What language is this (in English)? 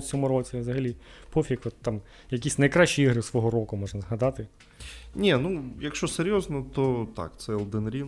Ukrainian